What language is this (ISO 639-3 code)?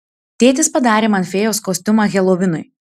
lit